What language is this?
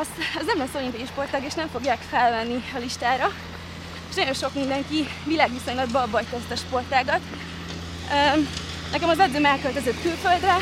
Hungarian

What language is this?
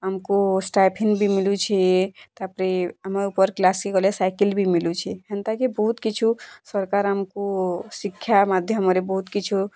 Odia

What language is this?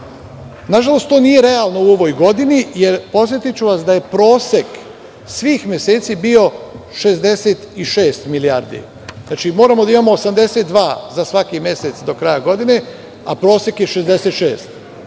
Serbian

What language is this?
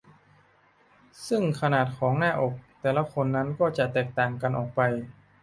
Thai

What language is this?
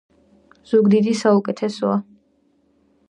Georgian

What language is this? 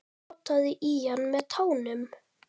Icelandic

